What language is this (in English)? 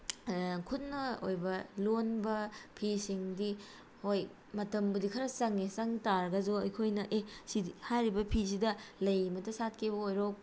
Manipuri